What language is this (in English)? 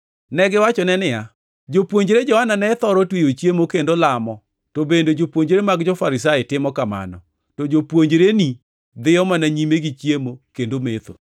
Luo (Kenya and Tanzania)